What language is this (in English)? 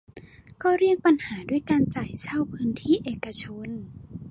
Thai